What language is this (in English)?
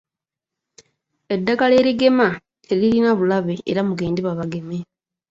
Ganda